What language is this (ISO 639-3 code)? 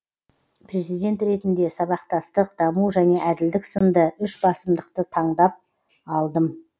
kaz